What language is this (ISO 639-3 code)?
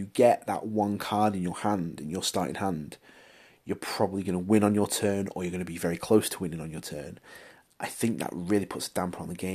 eng